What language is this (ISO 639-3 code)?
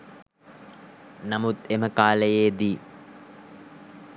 sin